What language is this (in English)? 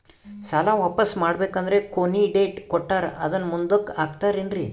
Kannada